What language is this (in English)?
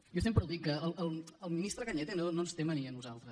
Catalan